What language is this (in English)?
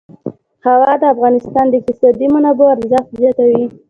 Pashto